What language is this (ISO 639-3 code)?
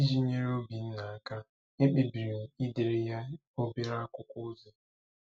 ibo